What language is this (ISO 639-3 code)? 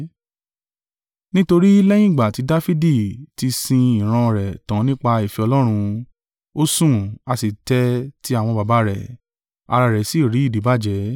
yor